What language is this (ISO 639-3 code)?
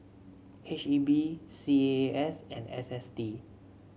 eng